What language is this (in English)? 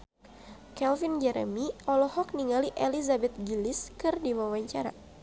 Sundanese